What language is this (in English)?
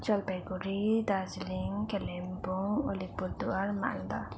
Nepali